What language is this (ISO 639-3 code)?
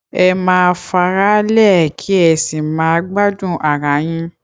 yor